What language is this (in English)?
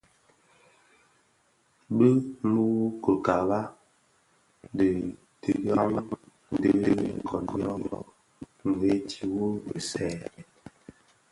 Bafia